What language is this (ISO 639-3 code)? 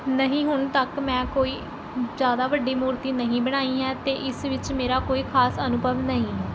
pan